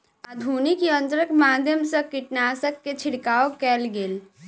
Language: Maithili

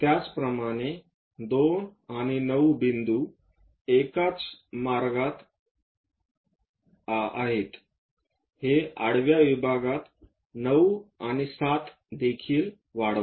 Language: Marathi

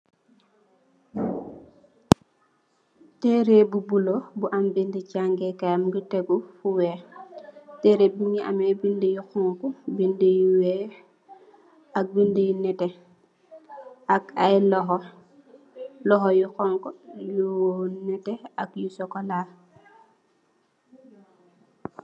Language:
Wolof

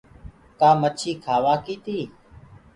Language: Gurgula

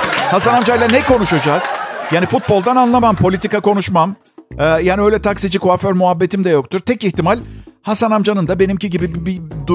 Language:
Turkish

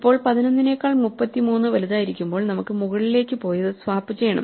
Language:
Malayalam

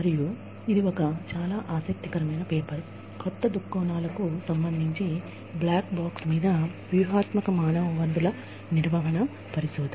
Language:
Telugu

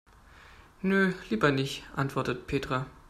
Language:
German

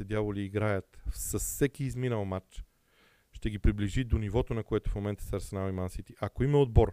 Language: Bulgarian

